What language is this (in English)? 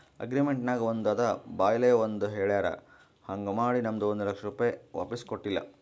Kannada